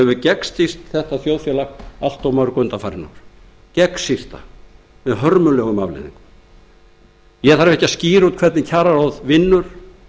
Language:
Icelandic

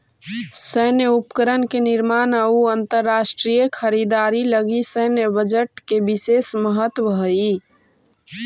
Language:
Magahi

